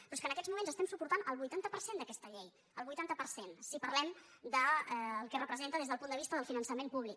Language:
Catalan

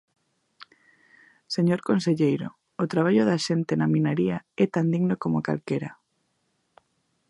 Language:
Galician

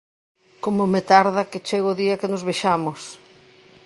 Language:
Galician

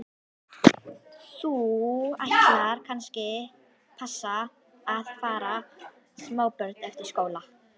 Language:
Icelandic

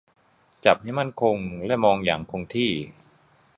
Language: Thai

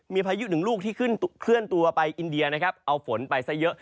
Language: Thai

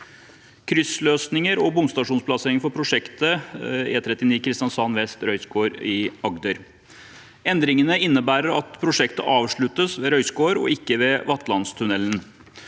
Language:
Norwegian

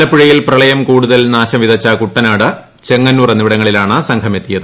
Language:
Malayalam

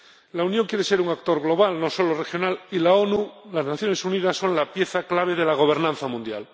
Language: Spanish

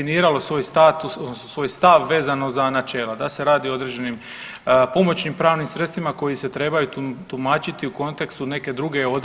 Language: Croatian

